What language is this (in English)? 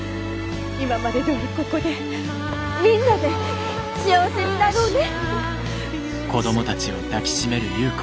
Japanese